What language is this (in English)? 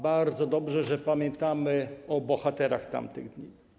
Polish